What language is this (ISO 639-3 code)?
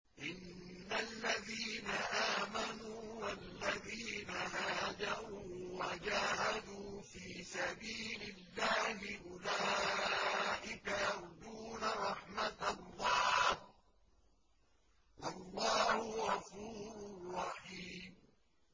ara